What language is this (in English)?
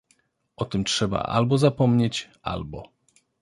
Polish